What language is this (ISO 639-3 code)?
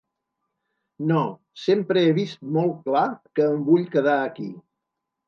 cat